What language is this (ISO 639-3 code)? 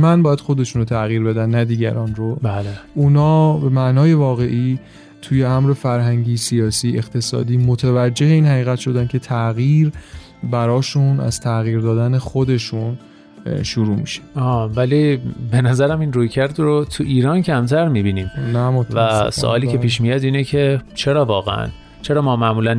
fas